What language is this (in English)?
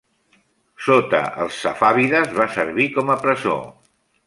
Catalan